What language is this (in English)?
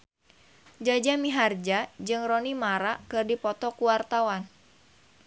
Sundanese